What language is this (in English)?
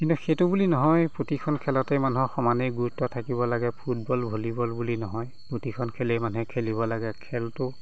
Assamese